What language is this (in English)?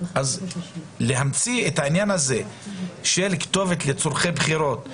Hebrew